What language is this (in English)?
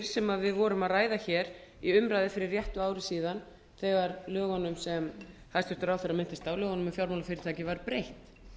Icelandic